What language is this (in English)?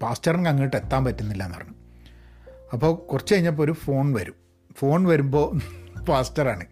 Malayalam